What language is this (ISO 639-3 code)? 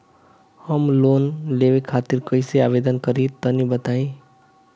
bho